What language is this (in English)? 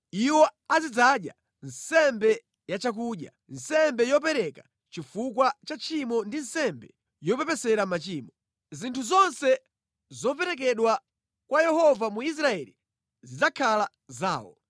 Nyanja